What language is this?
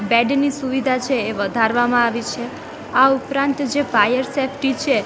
Gujarati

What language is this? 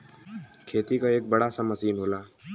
Bhojpuri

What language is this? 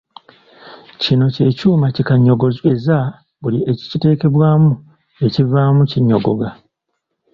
Ganda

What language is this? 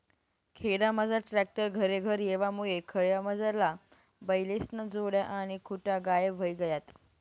Marathi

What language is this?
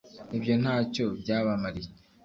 Kinyarwanda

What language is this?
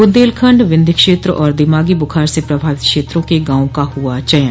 Hindi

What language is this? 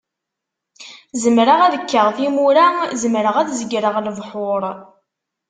Kabyle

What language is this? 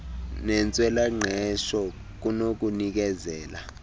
Xhosa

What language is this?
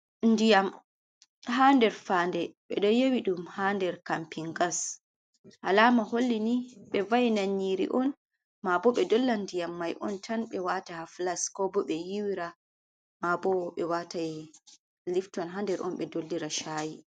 Fula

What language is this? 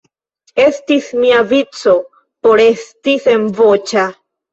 Esperanto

